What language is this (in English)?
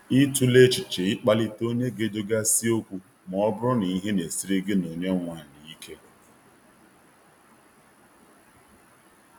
Igbo